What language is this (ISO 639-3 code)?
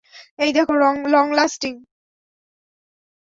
ben